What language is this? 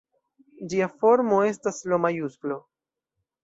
Esperanto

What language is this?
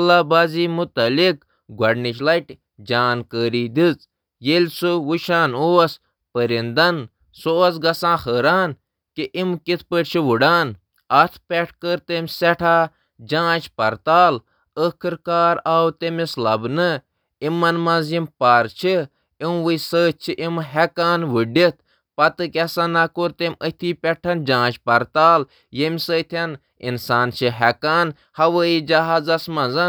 Kashmiri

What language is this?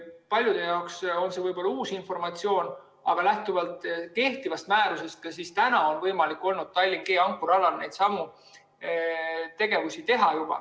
Estonian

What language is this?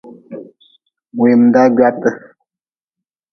Nawdm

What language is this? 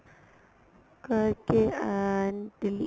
Punjabi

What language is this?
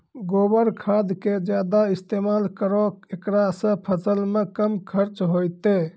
Maithili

